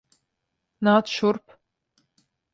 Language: Latvian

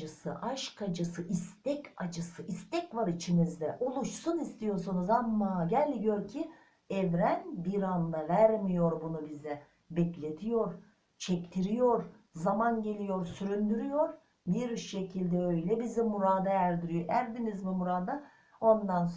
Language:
Turkish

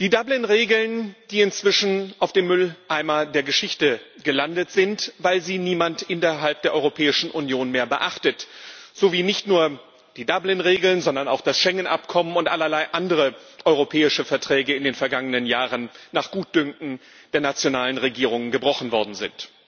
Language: German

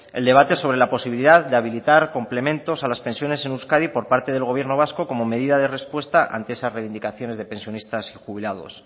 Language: Spanish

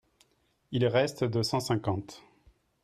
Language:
French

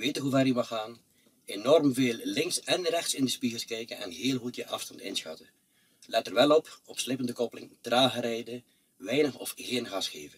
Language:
Dutch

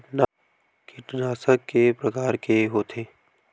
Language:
Chhattisgarhi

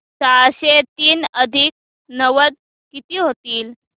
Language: Marathi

